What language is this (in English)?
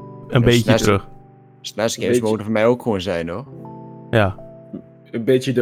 Dutch